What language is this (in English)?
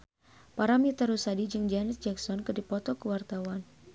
Sundanese